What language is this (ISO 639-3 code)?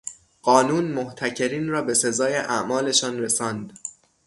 fas